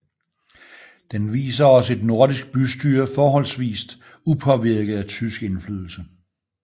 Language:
Danish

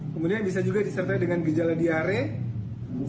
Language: Indonesian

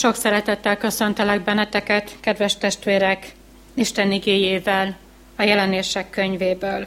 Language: Hungarian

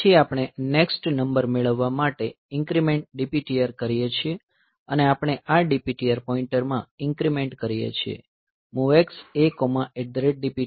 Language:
Gujarati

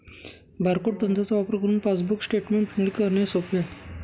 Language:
Marathi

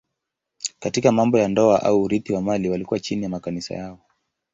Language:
Swahili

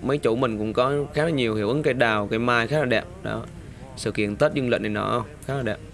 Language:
Vietnamese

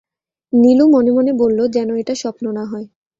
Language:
Bangla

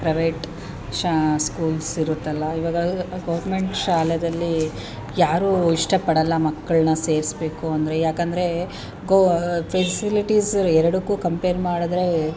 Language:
Kannada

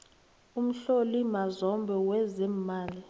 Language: South Ndebele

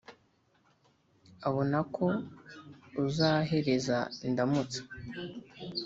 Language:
Kinyarwanda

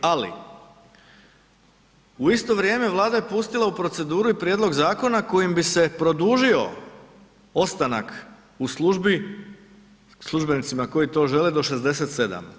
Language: Croatian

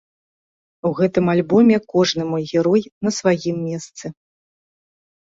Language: Belarusian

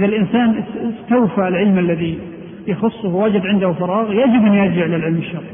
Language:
Arabic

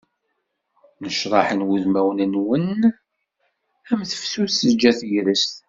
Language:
Kabyle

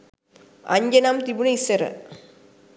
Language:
Sinhala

